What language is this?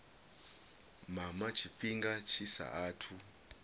Venda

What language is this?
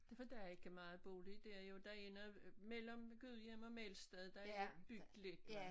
Danish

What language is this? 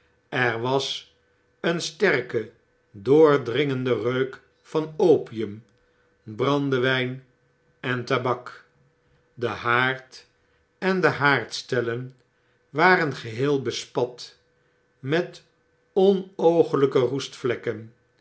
Dutch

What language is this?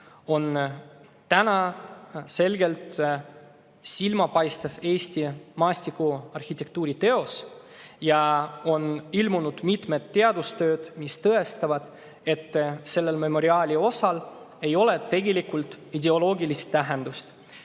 Estonian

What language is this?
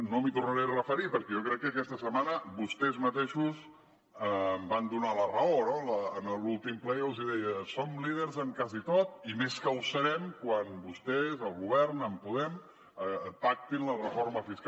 Catalan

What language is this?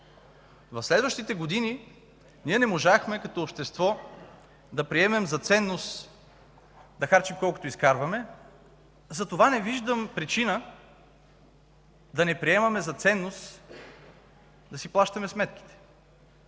Bulgarian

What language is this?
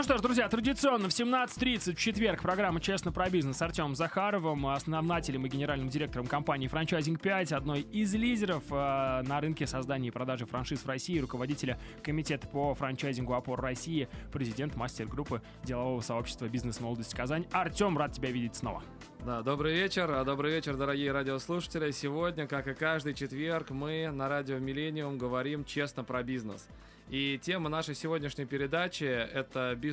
Russian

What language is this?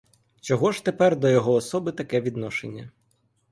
Ukrainian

